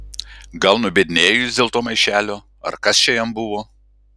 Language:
Lithuanian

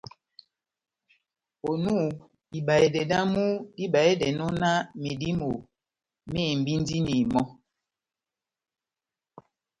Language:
Batanga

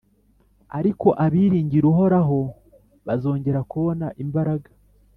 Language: Kinyarwanda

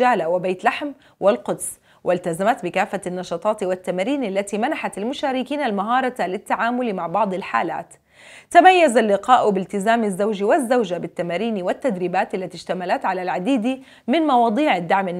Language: Arabic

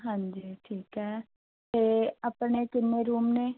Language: Punjabi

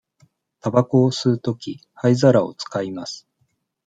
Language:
Japanese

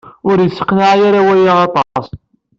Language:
Kabyle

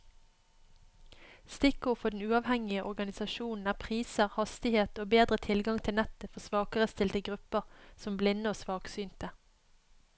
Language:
Norwegian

